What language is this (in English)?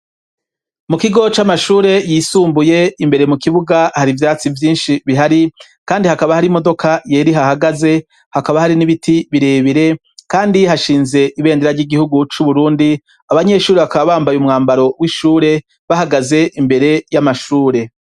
Rundi